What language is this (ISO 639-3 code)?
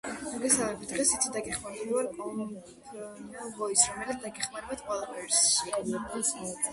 kat